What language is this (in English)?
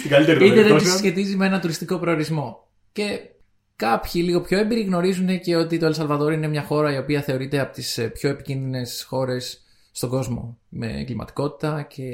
Greek